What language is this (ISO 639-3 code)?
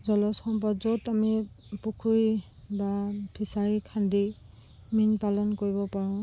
asm